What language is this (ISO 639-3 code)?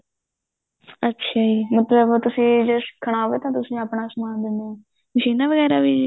pan